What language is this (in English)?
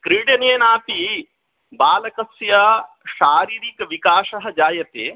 Sanskrit